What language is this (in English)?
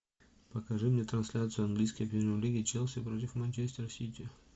Russian